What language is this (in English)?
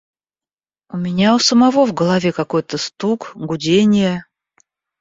Russian